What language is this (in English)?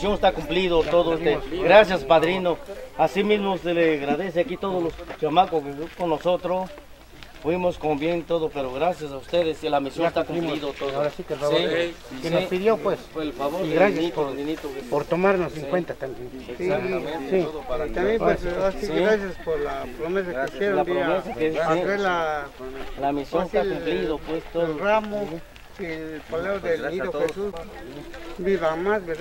Spanish